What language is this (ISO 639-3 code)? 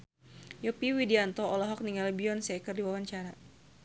sun